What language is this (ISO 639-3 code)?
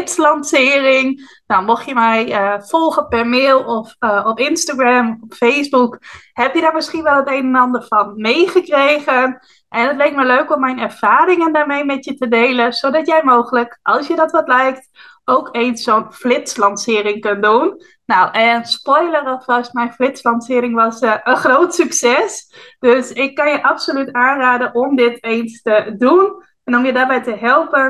nld